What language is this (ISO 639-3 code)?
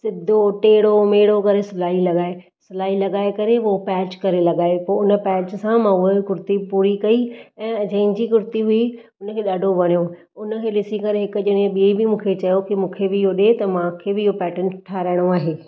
snd